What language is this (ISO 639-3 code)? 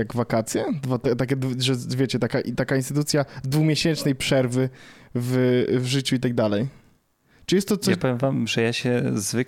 pol